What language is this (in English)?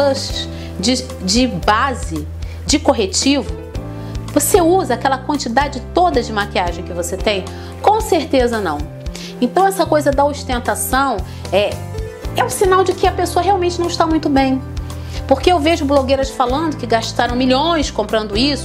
Portuguese